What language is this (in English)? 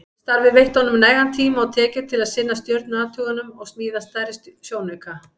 Icelandic